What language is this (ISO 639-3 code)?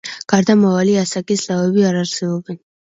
kat